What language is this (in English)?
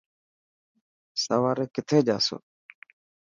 Dhatki